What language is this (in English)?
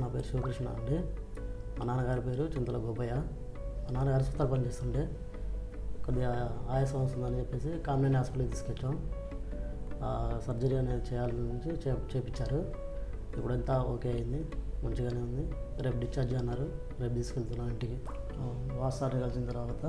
Telugu